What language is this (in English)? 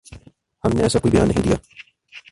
Urdu